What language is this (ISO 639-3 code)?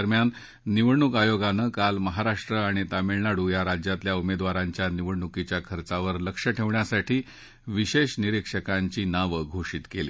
mar